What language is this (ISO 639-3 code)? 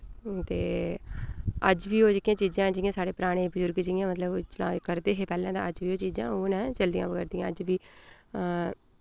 doi